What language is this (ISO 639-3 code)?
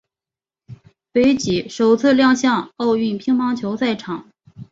zho